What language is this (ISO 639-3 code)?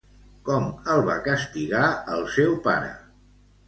cat